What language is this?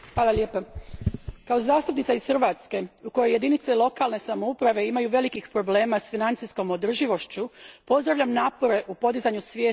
Croatian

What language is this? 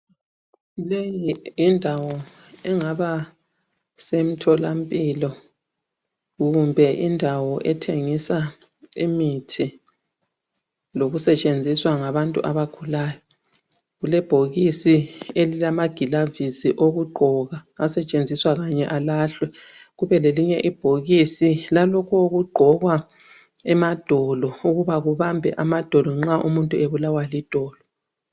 North Ndebele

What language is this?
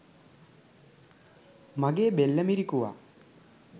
Sinhala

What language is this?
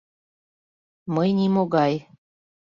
Mari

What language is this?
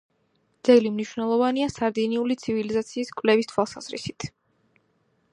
Georgian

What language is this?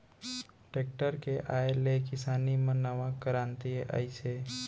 Chhattisgarhi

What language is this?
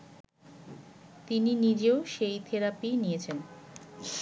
Bangla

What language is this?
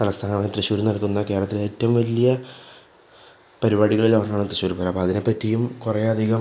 Malayalam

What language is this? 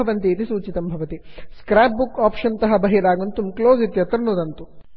Sanskrit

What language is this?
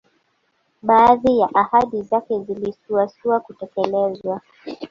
Swahili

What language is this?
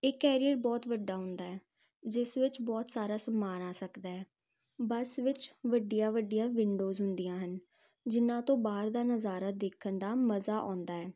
Punjabi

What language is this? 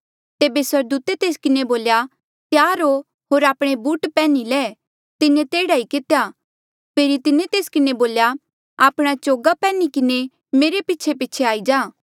Mandeali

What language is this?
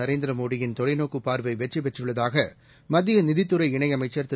Tamil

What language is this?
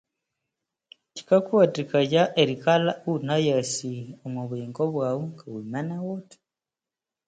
Konzo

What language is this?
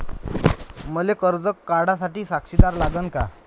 Marathi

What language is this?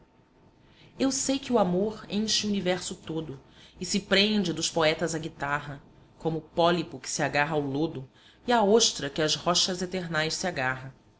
Portuguese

